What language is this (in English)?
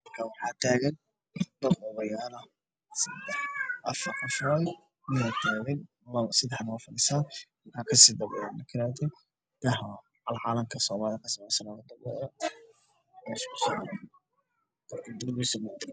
Somali